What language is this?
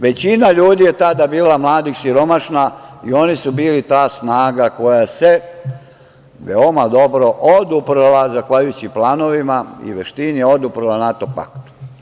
Serbian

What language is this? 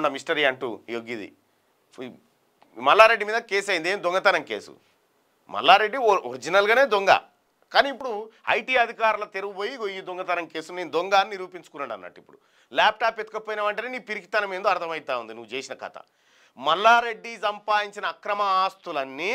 Romanian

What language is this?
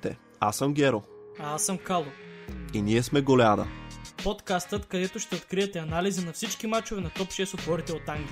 Bulgarian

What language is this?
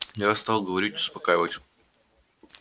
Russian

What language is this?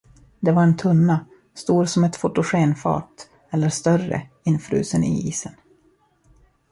Swedish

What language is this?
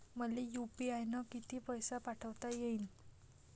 Marathi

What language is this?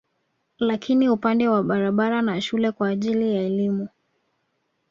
Swahili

